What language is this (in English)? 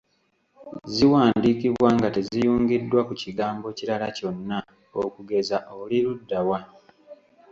Ganda